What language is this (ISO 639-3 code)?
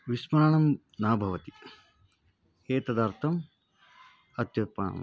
san